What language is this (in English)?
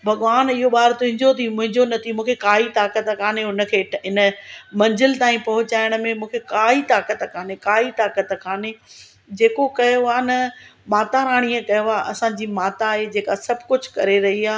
Sindhi